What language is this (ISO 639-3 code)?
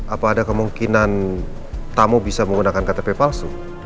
ind